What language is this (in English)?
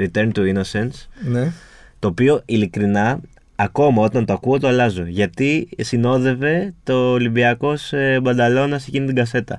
Greek